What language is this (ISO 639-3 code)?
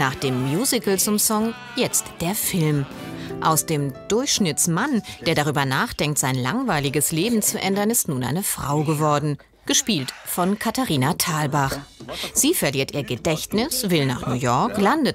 deu